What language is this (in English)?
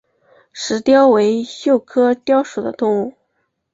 Chinese